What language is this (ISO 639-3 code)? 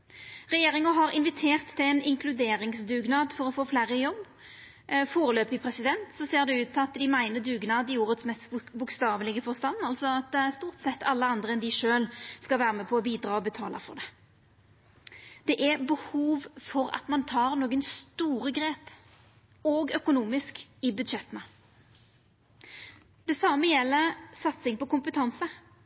nno